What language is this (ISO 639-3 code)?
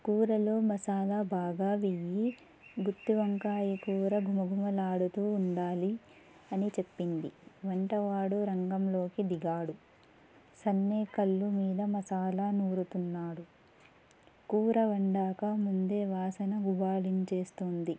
tel